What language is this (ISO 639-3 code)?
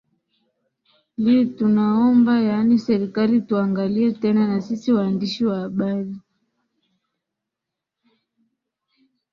swa